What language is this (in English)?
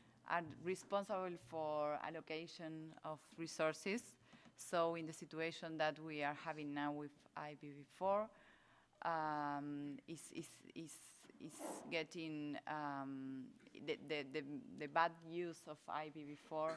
English